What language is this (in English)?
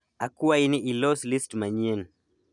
Luo (Kenya and Tanzania)